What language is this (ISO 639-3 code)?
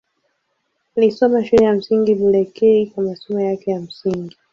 swa